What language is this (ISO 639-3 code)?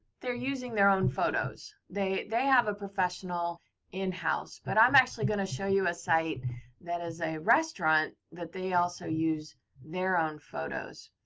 eng